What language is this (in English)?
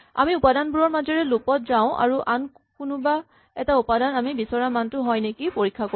Assamese